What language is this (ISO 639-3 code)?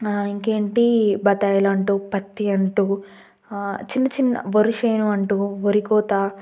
tel